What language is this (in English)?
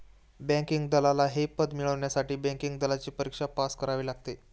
Marathi